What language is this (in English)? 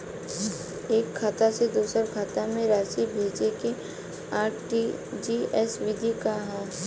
Bhojpuri